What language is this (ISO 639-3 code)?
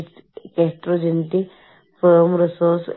mal